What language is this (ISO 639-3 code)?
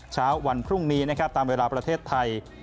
tha